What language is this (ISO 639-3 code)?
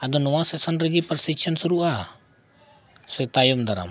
sat